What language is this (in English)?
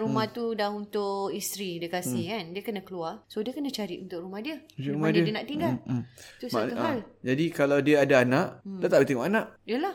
Malay